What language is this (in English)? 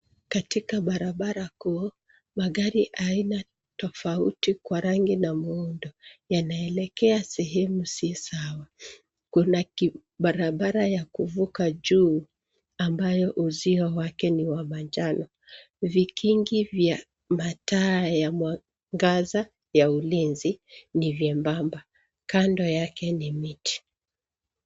Swahili